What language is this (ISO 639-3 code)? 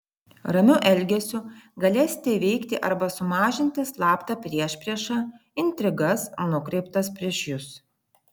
lit